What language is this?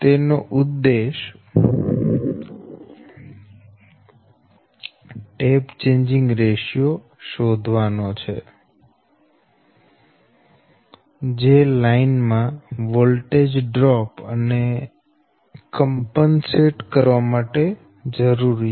Gujarati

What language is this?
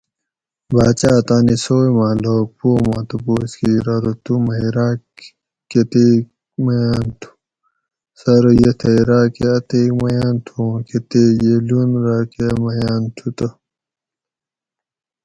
Gawri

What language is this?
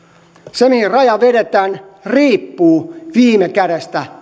Finnish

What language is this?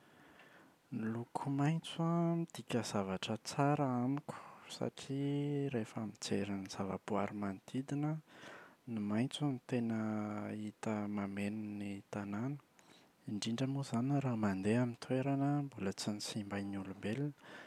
Malagasy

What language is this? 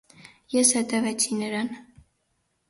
Armenian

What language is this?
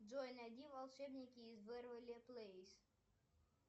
Russian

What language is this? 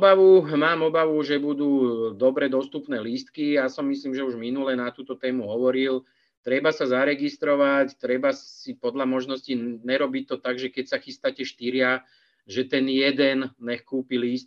Czech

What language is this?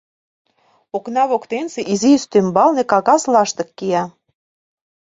Mari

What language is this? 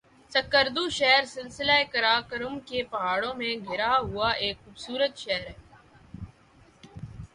Urdu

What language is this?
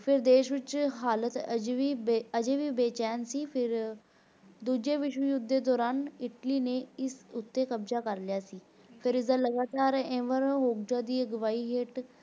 Punjabi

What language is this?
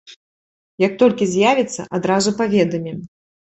Belarusian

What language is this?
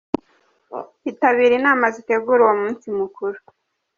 Kinyarwanda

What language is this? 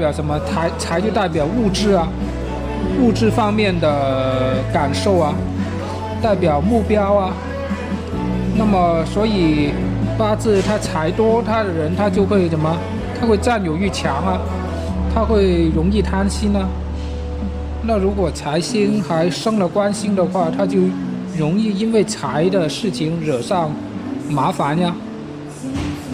Chinese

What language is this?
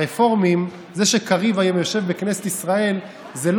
Hebrew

